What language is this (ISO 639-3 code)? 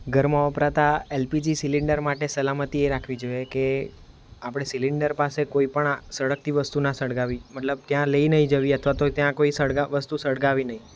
guj